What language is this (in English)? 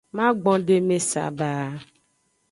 Aja (Benin)